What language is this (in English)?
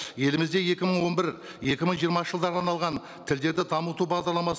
Kazakh